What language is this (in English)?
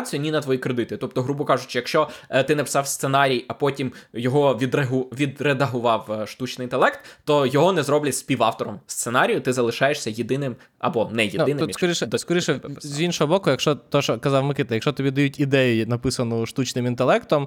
Ukrainian